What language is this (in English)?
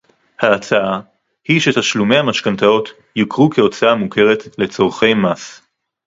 Hebrew